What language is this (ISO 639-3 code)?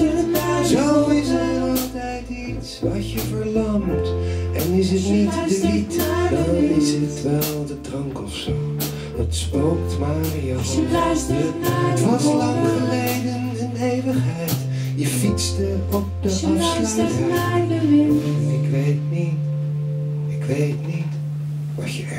nld